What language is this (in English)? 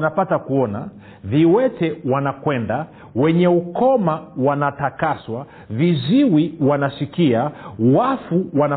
Swahili